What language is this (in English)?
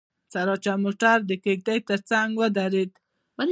Pashto